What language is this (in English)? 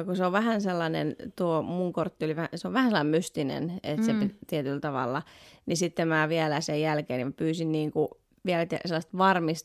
Finnish